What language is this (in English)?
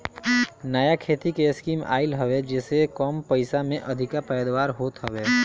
Bhojpuri